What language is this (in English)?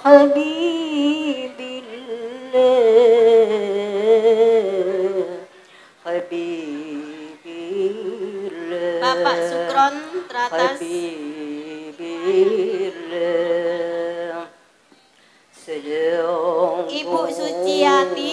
Indonesian